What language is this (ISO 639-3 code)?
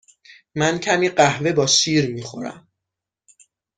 fas